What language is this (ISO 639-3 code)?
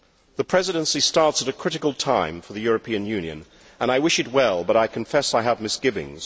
eng